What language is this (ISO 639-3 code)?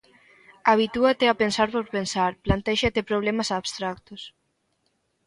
glg